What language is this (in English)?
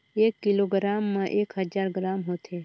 Chhattisgarhi